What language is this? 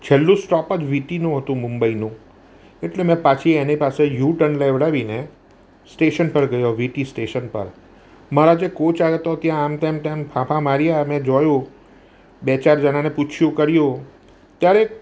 Gujarati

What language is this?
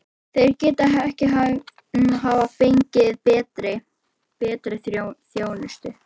Icelandic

